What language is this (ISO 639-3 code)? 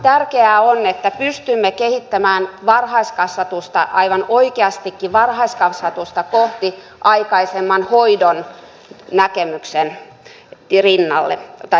fin